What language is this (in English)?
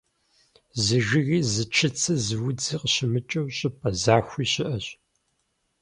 Kabardian